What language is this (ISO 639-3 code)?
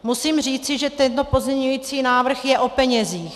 ces